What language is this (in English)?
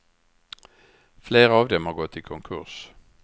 Swedish